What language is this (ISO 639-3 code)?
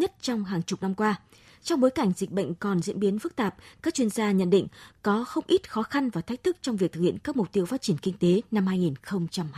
vie